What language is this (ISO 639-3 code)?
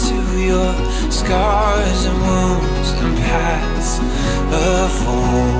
eng